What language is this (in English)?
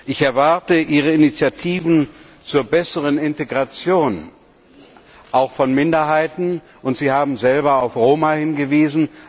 German